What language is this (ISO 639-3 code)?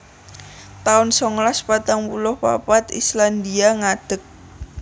jav